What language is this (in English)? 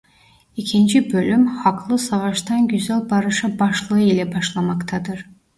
Turkish